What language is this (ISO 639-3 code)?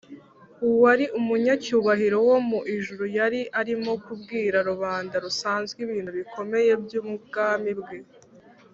kin